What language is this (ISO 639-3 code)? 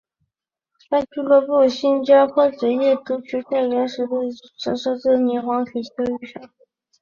zho